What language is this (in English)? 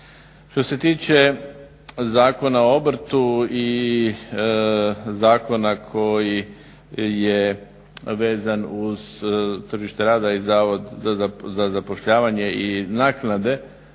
Croatian